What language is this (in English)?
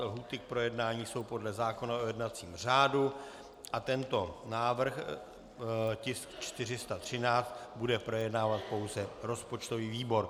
Czech